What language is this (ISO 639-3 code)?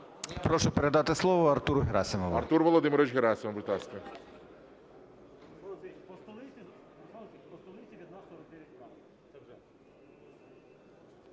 ukr